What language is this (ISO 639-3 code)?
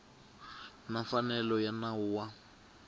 tso